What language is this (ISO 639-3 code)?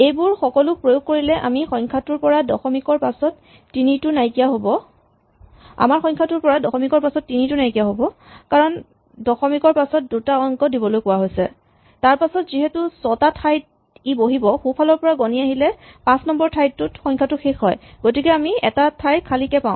asm